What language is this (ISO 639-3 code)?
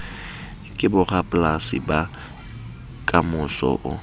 sot